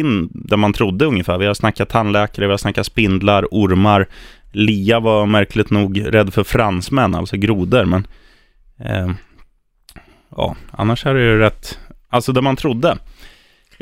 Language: Swedish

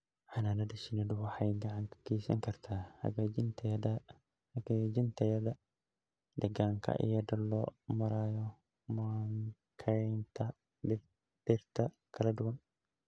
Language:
Somali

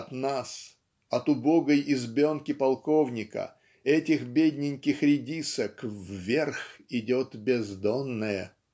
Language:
Russian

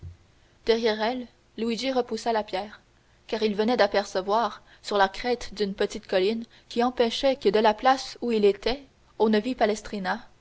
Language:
French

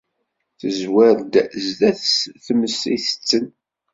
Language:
Kabyle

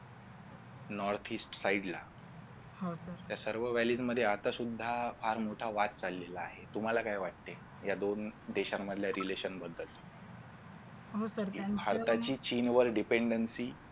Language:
Marathi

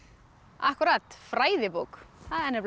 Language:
Icelandic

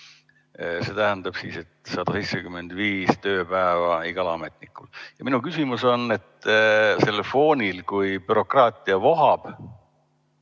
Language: Estonian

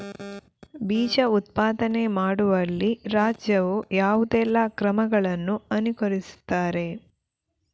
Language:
Kannada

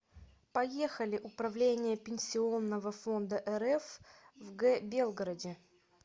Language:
Russian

